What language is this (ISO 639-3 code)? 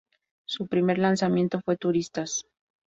spa